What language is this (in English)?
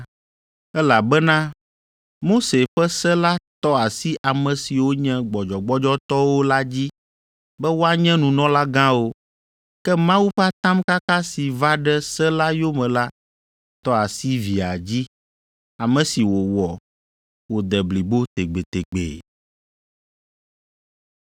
Ewe